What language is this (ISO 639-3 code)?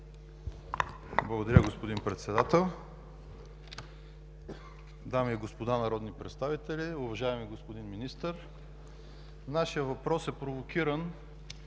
bul